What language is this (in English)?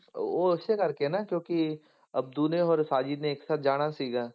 Punjabi